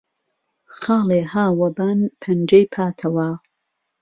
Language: Central Kurdish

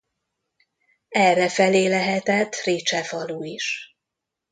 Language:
Hungarian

